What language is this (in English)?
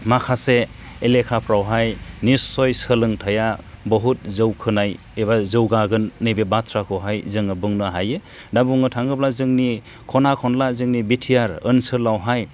Bodo